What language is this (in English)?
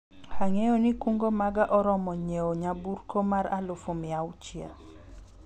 Luo (Kenya and Tanzania)